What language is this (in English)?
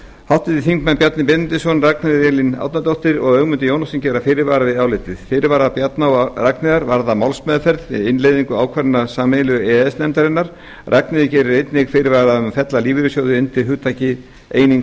Icelandic